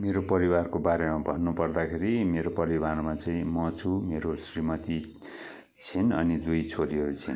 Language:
Nepali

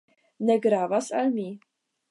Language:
Esperanto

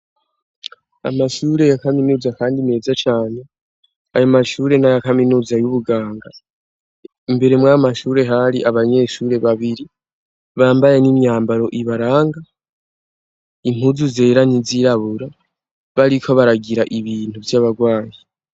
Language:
Rundi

